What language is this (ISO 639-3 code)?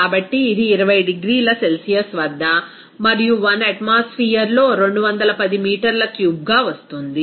tel